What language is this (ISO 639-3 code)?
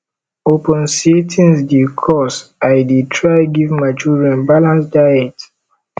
pcm